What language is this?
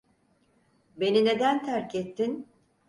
Turkish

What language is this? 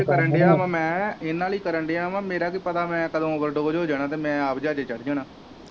Punjabi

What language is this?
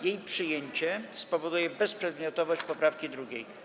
Polish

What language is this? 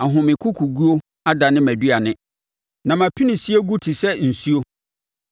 Akan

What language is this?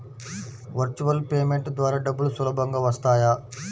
Telugu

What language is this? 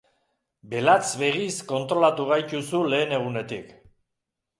Basque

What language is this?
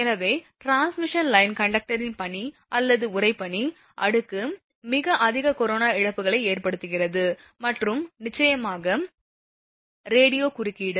Tamil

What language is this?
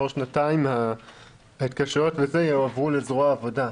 Hebrew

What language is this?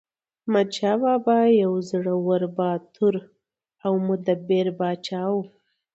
Pashto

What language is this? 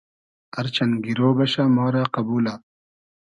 Hazaragi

